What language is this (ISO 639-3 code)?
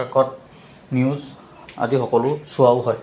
asm